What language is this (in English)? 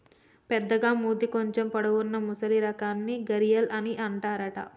Telugu